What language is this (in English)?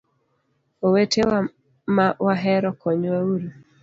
Luo (Kenya and Tanzania)